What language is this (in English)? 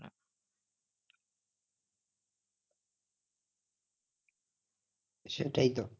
Bangla